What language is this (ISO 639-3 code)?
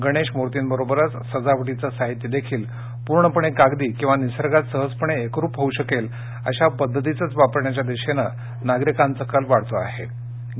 mar